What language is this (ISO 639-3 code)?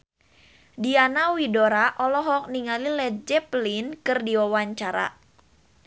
sun